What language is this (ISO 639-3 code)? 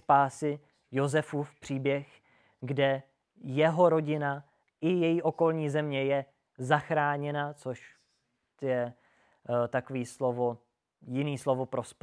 ces